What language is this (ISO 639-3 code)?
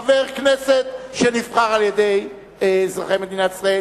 heb